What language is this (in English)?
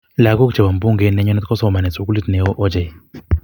Kalenjin